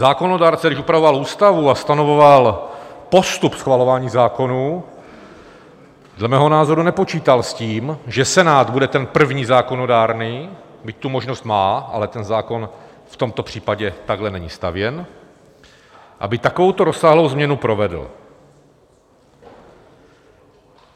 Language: Czech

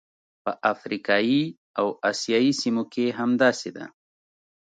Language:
Pashto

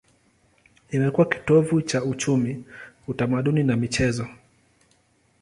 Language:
Swahili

